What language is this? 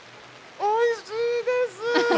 Japanese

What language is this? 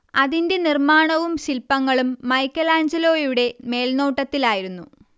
Malayalam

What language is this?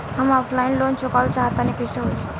Bhojpuri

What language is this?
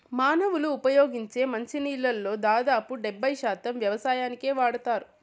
Telugu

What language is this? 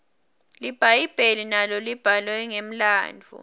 Swati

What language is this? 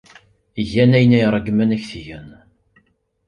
Kabyle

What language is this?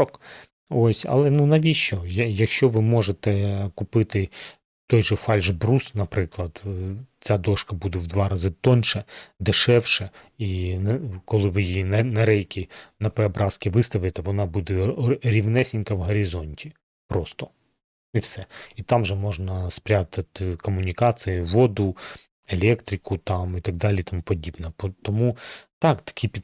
Ukrainian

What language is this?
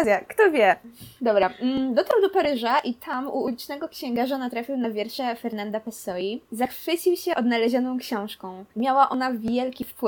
Polish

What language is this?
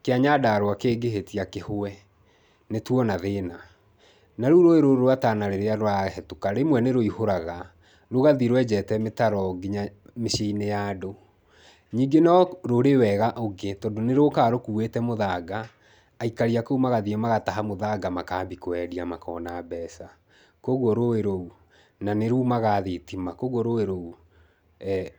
Kikuyu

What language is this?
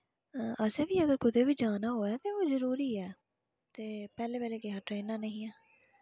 Dogri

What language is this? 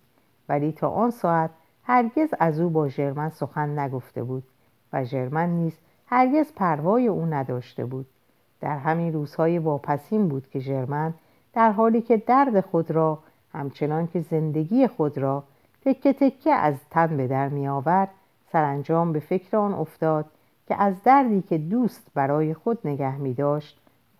Persian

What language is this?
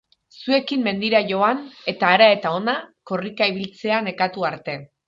Basque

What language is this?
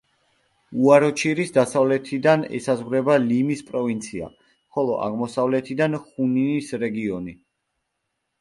Georgian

